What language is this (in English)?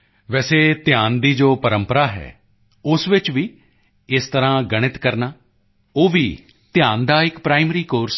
Punjabi